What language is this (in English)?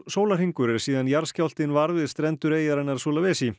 Icelandic